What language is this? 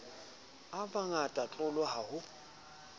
Southern Sotho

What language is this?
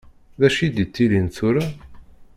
Kabyle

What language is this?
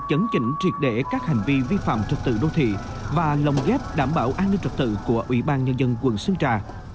Vietnamese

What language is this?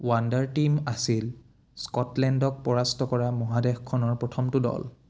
Assamese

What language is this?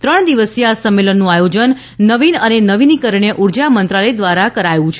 Gujarati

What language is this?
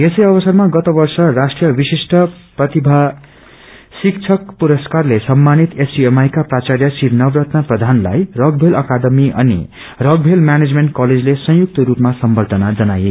Nepali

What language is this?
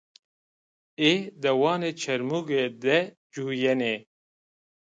Zaza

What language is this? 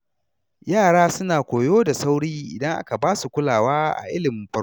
Hausa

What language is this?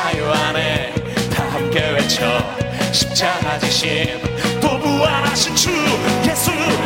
Korean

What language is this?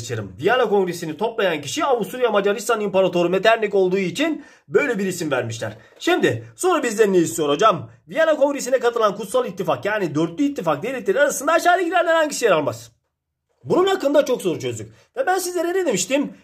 Turkish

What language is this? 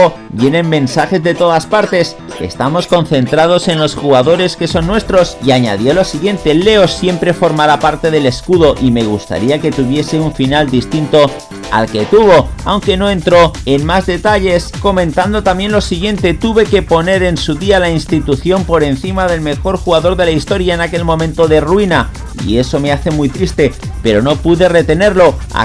Spanish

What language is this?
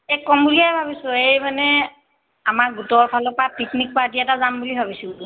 Assamese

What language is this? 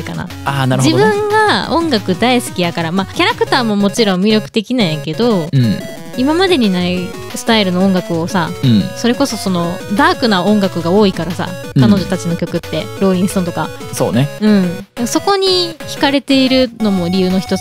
Japanese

